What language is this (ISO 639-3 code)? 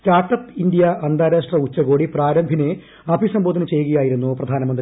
mal